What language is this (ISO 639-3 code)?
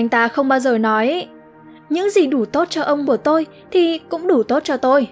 vie